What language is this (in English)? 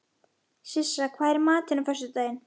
Icelandic